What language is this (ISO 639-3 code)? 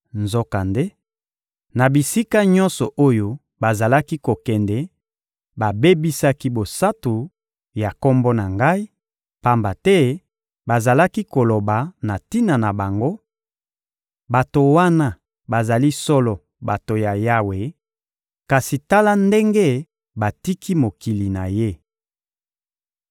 lin